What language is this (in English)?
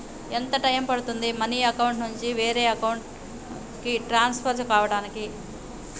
Telugu